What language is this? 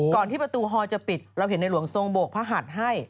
Thai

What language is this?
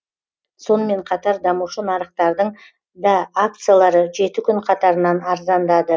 Kazakh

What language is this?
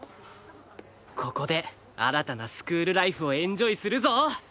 Japanese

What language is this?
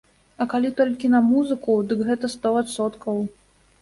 Belarusian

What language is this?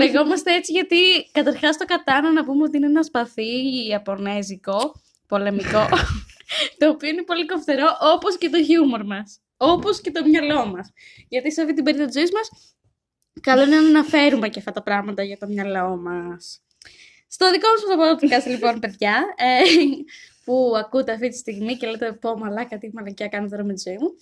Greek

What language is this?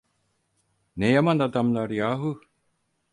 Turkish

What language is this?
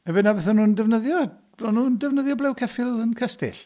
Welsh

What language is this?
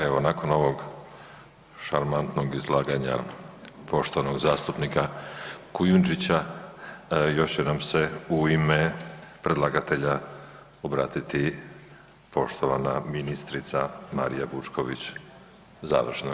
Croatian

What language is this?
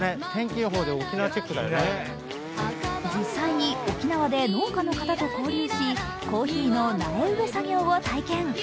Japanese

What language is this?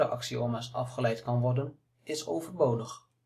Dutch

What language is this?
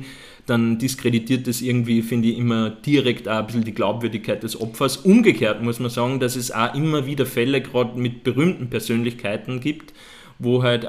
German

